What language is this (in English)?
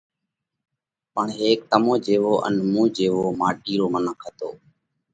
Parkari Koli